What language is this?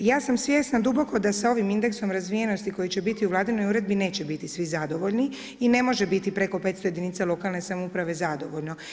Croatian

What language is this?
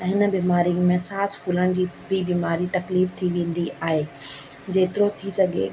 Sindhi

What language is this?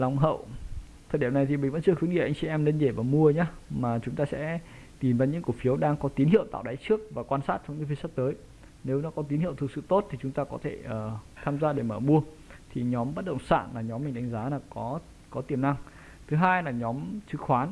Vietnamese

